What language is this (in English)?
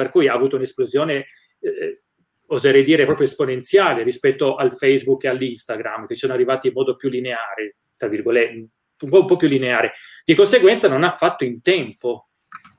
Italian